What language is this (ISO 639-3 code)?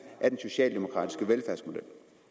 dan